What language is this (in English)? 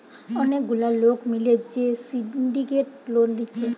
Bangla